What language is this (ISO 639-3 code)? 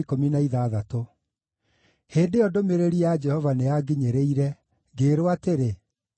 kik